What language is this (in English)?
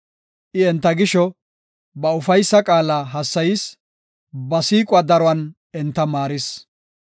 Gofa